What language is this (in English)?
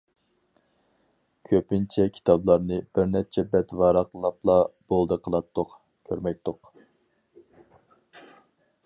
Uyghur